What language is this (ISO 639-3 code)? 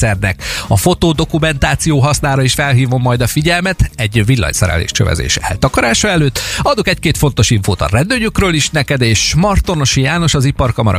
hun